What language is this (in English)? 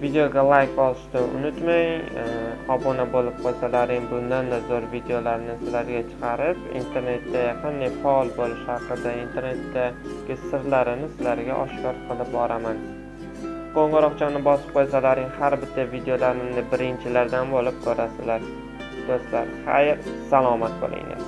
Uzbek